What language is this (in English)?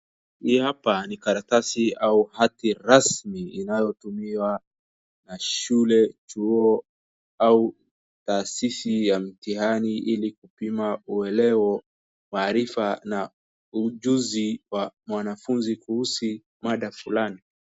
Swahili